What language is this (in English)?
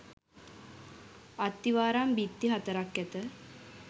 Sinhala